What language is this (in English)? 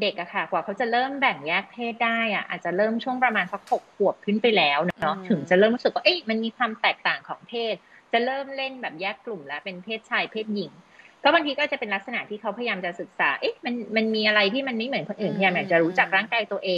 Thai